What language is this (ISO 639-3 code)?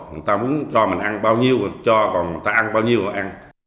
vie